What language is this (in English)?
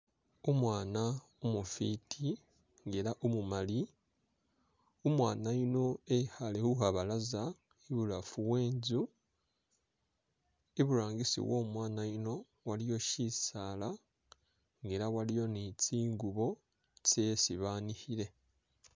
Masaaba